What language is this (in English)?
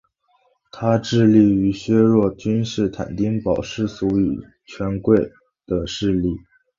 Chinese